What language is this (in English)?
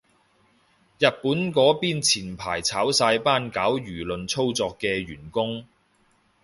Cantonese